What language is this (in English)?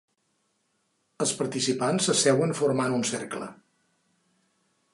Catalan